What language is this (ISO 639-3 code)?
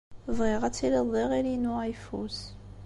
kab